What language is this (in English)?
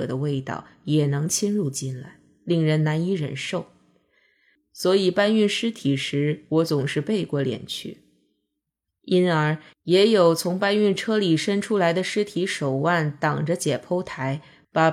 Chinese